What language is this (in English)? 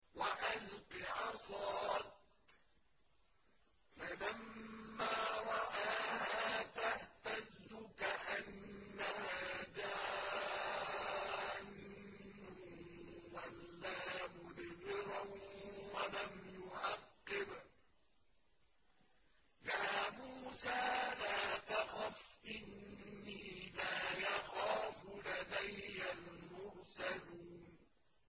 Arabic